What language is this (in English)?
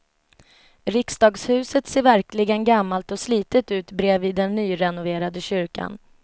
Swedish